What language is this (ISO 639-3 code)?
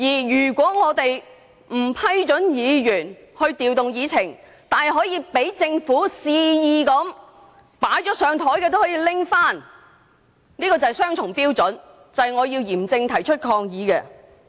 yue